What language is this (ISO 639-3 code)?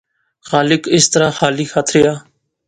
phr